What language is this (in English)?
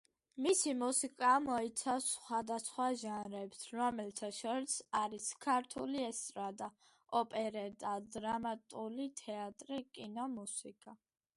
Georgian